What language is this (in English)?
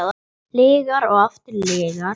Icelandic